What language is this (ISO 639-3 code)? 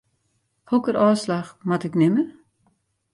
fry